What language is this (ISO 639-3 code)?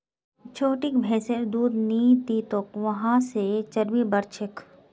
mag